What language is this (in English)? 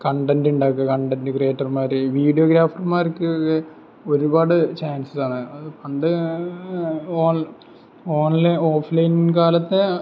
Malayalam